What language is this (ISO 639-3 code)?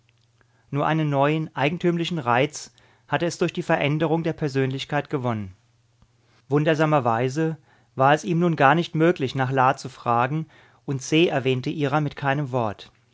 deu